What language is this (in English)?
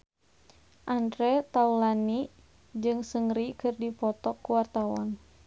Sundanese